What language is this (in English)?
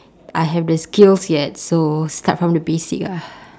English